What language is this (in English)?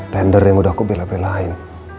Indonesian